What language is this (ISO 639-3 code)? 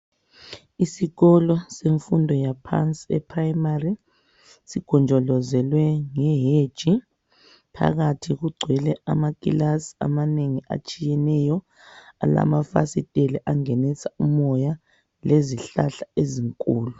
nde